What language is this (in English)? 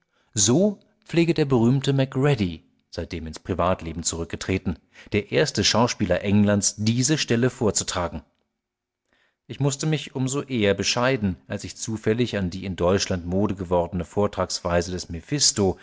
German